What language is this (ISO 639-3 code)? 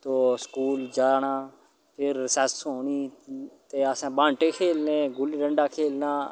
doi